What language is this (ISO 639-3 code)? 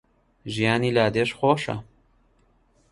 ckb